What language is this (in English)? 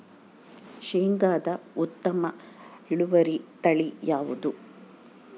Kannada